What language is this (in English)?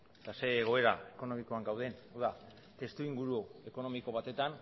Basque